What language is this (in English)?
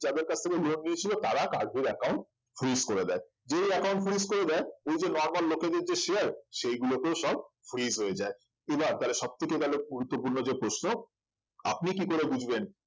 Bangla